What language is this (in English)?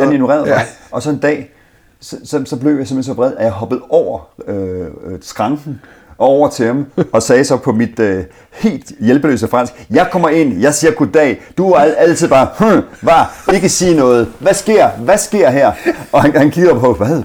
Danish